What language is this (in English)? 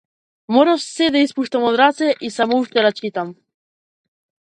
Macedonian